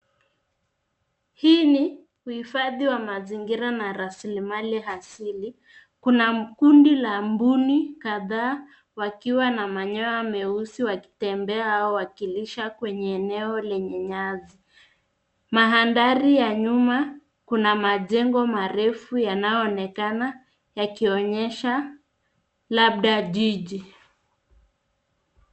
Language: Swahili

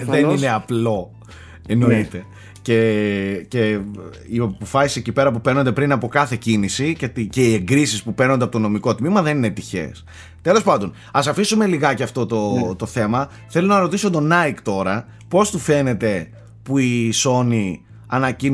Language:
Greek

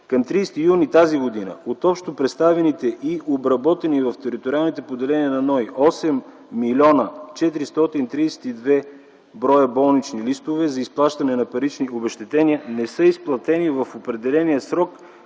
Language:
Bulgarian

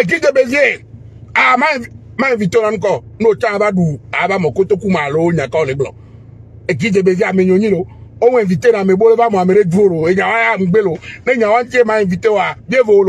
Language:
French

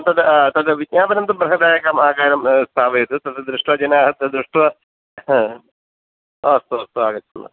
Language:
Sanskrit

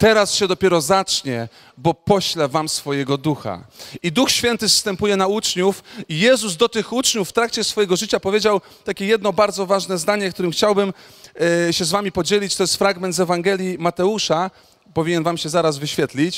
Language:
Polish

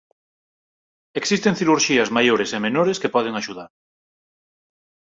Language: Galician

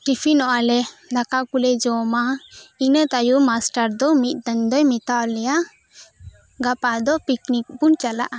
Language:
Santali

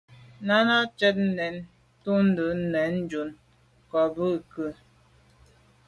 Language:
Medumba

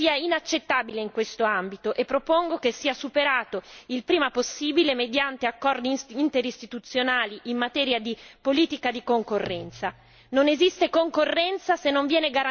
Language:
Italian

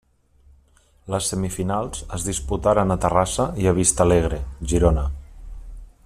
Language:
Catalan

